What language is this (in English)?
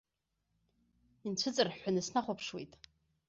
Abkhazian